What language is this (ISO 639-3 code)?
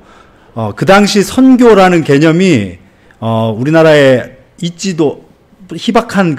kor